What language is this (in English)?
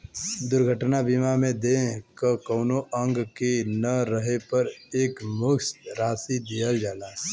Bhojpuri